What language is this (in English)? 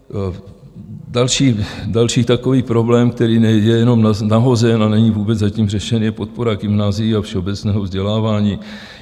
Czech